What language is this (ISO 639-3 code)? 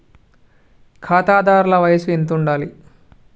tel